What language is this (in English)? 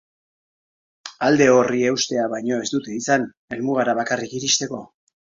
Basque